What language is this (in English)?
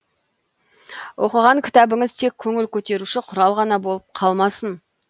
Kazakh